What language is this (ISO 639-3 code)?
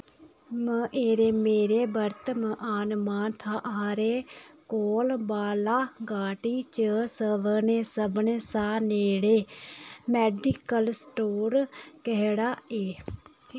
doi